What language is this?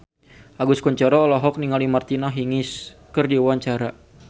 Sundanese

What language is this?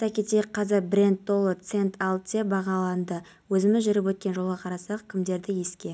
Kazakh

